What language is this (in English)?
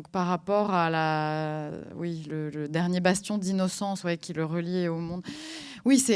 French